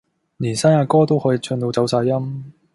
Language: Cantonese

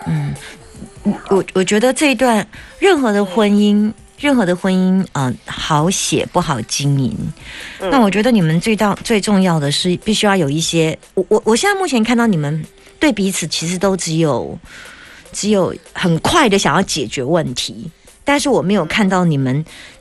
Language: Chinese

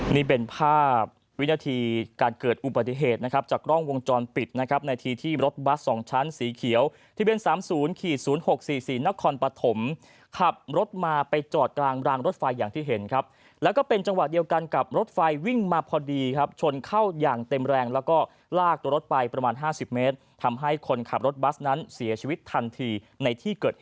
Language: Thai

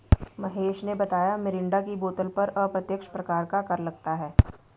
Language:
Hindi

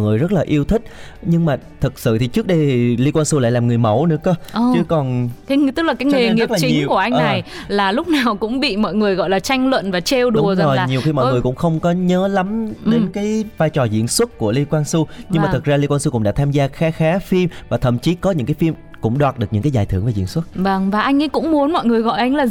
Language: Vietnamese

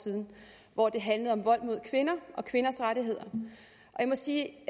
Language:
Danish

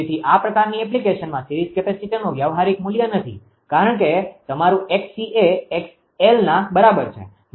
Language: Gujarati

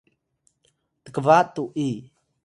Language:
Atayal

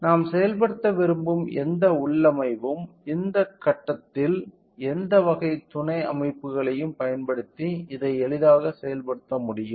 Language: Tamil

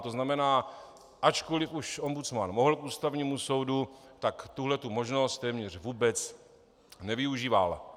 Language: Czech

